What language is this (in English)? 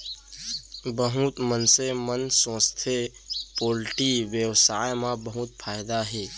Chhattisgarhi